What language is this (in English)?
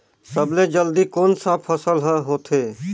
Chhattisgarhi